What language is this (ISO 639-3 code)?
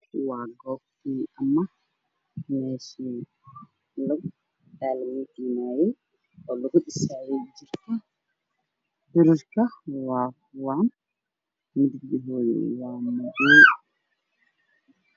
som